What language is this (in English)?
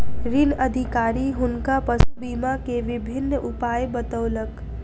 Maithili